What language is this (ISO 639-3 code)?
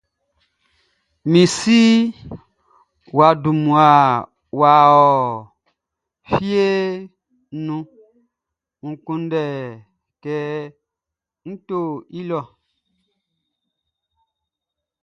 bci